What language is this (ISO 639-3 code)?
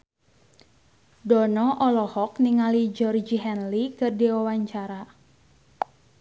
sun